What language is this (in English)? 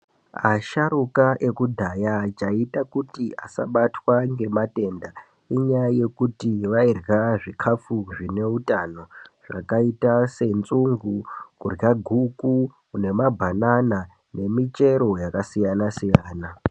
Ndau